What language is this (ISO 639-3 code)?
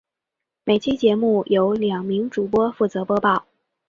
zho